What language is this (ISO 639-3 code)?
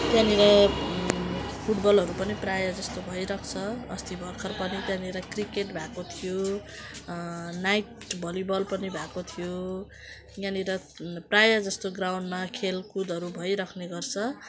nep